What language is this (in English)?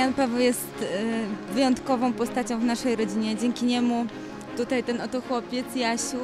Polish